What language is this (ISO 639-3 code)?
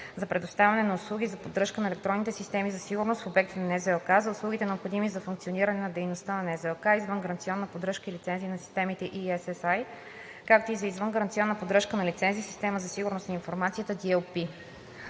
bul